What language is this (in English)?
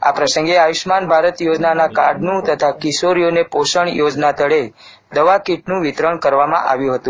Gujarati